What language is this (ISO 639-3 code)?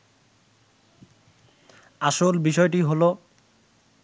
ben